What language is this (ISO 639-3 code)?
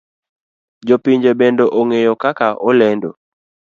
luo